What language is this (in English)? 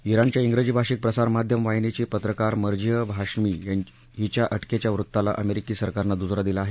Marathi